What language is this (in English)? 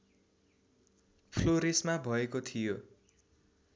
Nepali